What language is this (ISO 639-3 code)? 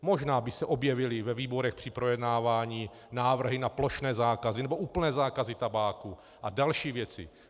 ces